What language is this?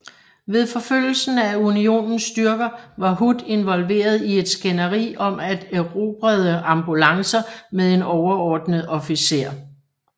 Danish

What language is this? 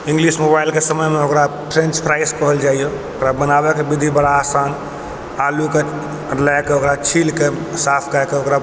Maithili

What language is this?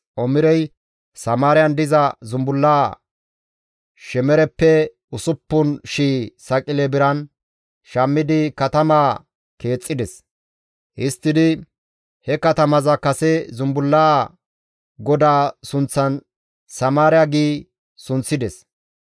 Gamo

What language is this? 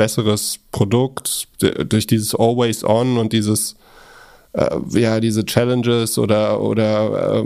German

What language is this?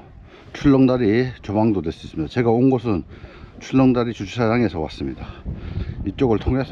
Korean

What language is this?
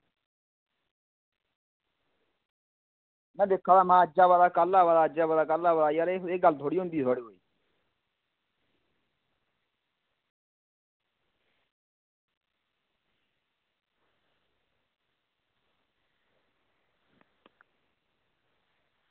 Dogri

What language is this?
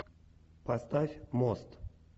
Russian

